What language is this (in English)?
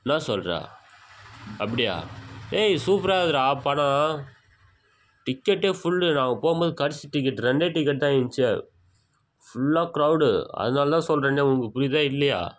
Tamil